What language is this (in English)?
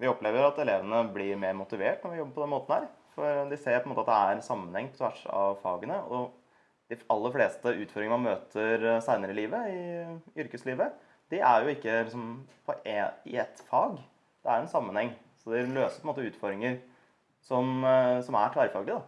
Norwegian